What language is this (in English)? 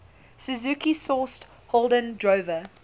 English